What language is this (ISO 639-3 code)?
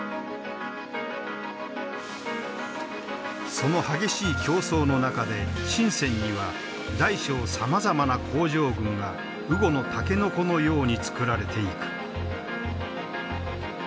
jpn